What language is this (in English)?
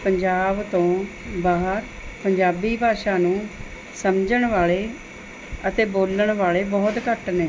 Punjabi